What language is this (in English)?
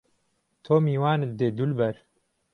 Central Kurdish